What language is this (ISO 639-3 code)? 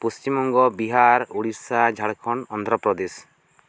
sat